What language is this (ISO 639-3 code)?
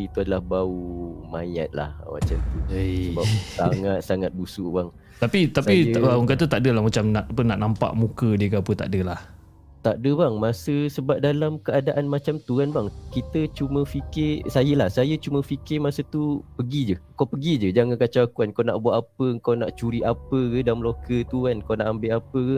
msa